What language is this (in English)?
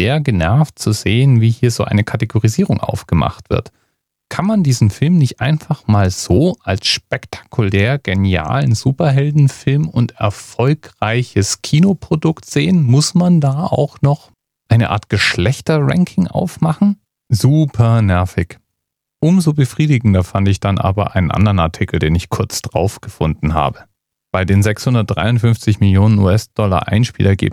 German